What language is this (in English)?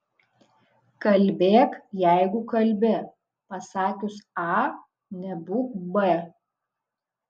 Lithuanian